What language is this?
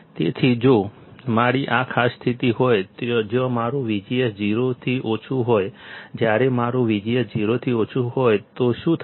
Gujarati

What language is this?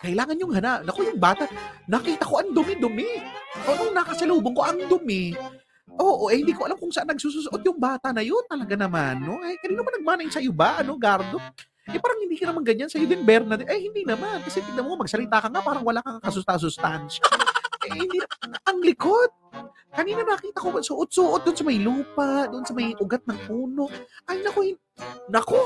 Filipino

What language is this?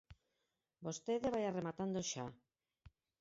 Galician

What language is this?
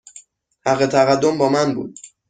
Persian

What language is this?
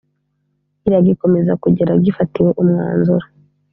Kinyarwanda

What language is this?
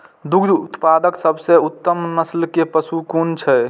Maithili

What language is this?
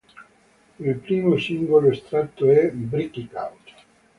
Italian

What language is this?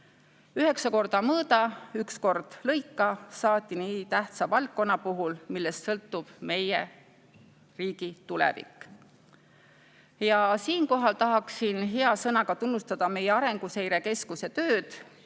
Estonian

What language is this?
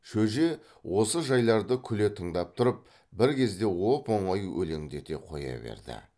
Kazakh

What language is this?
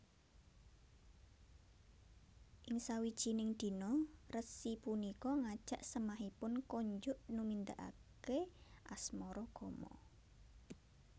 Javanese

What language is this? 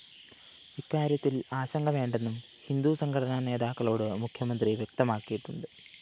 Malayalam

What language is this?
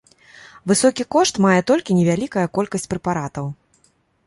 Belarusian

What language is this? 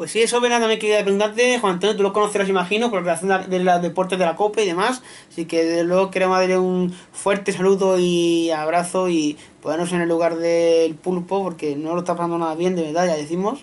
Spanish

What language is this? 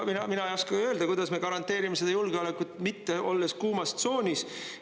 Estonian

